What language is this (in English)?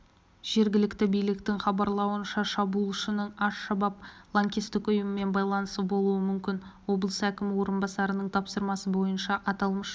Kazakh